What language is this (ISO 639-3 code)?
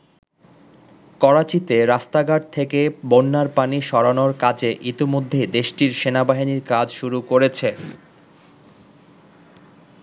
ben